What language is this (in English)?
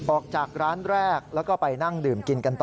Thai